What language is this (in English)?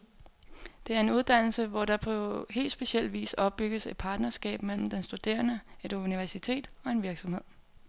Danish